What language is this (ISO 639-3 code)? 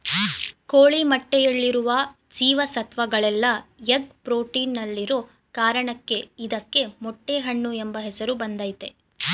kan